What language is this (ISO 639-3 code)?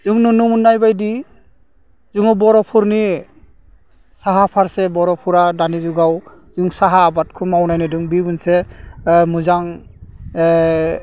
brx